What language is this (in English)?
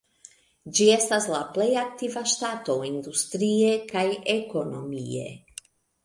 Esperanto